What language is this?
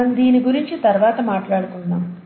Telugu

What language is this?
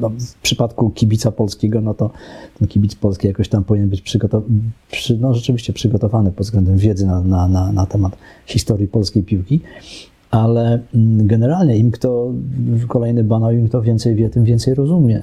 Polish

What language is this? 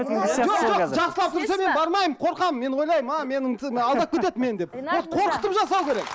Kazakh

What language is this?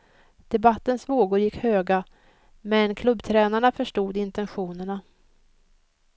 Swedish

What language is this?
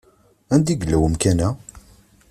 Kabyle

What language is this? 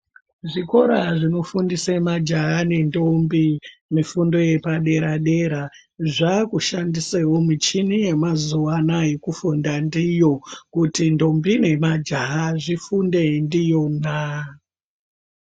Ndau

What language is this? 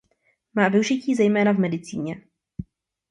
Czech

